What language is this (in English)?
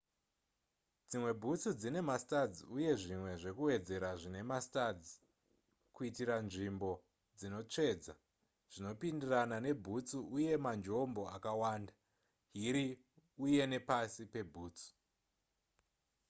Shona